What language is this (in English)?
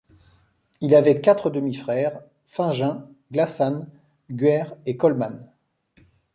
French